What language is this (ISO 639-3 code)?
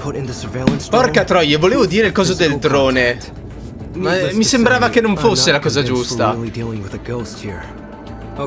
ita